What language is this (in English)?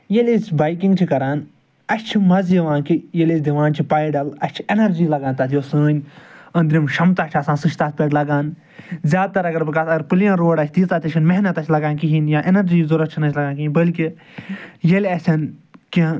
Kashmiri